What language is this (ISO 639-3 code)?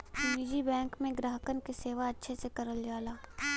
bho